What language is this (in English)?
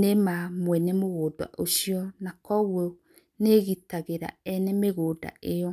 Kikuyu